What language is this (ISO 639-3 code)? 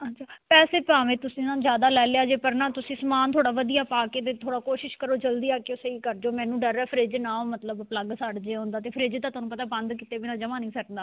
pan